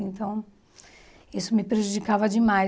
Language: Portuguese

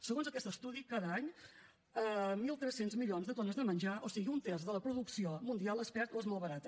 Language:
Catalan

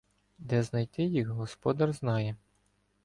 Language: Ukrainian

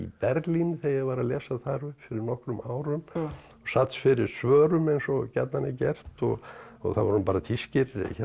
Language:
Icelandic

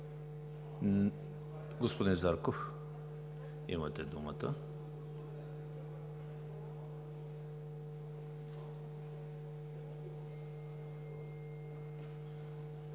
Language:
Bulgarian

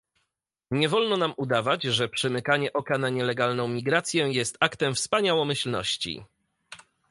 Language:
Polish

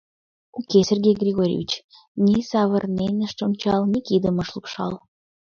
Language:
Mari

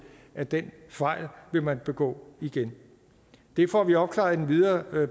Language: Danish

